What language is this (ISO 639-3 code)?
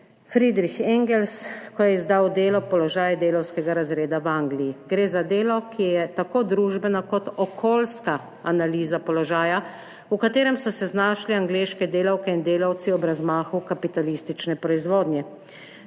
slv